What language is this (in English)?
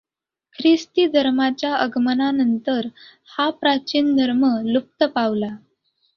Marathi